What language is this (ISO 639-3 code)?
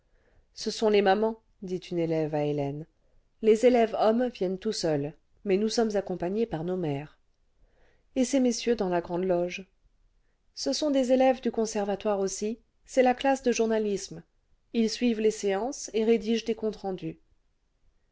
fra